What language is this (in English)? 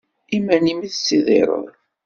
Kabyle